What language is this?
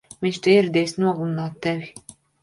Latvian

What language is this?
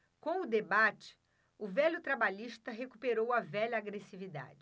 Portuguese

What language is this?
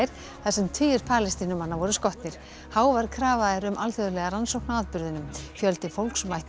Icelandic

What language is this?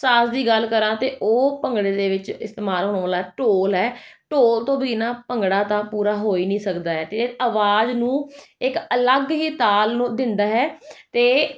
Punjabi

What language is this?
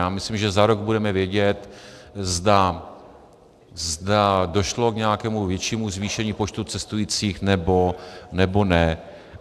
Czech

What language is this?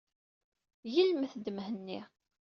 Kabyle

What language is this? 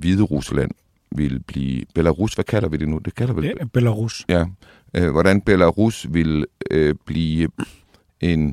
Danish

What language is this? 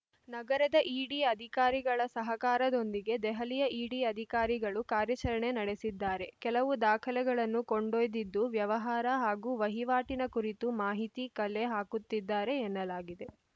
Kannada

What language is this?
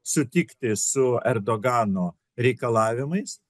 Lithuanian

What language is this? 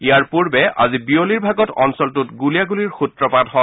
Assamese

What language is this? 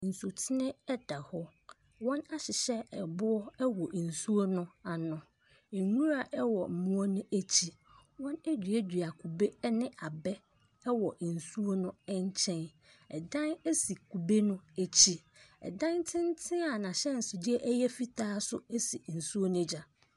Akan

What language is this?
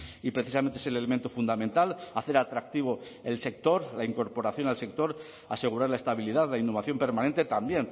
Spanish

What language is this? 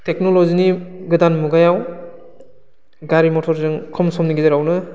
Bodo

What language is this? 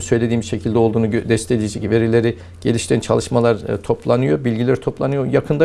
Turkish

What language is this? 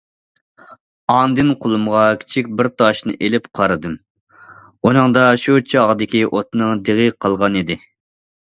Uyghur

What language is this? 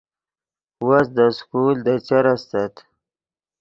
Yidgha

